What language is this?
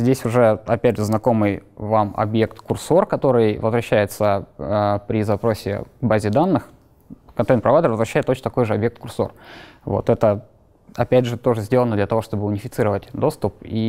Russian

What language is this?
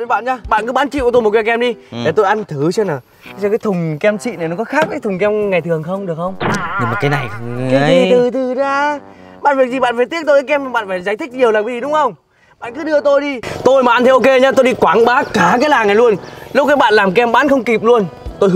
Vietnamese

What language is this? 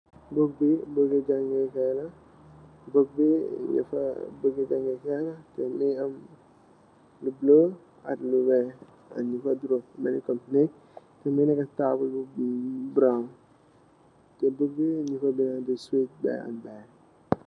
Wolof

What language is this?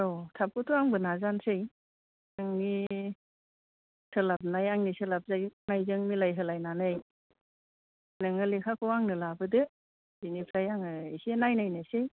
Bodo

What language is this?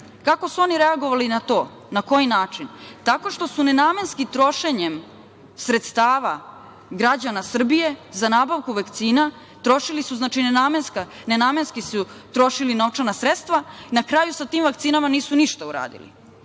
Serbian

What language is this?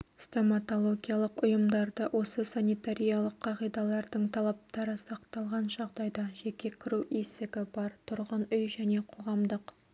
Kazakh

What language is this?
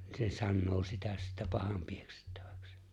Finnish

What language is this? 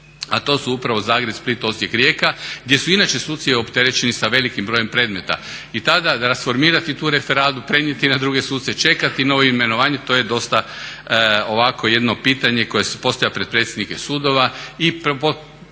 Croatian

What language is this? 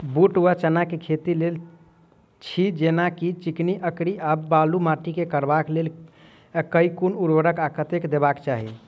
Maithili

